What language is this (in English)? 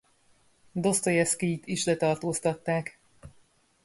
Hungarian